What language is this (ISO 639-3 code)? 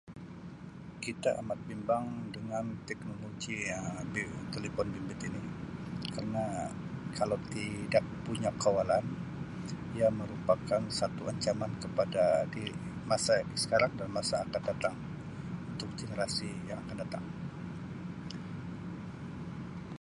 msi